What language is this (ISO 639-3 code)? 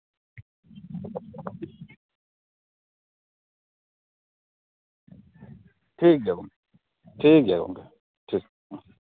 sat